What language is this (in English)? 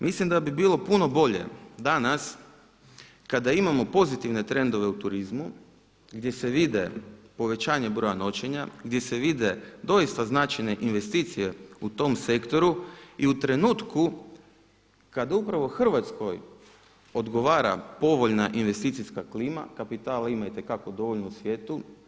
Croatian